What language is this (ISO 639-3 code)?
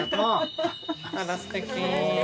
jpn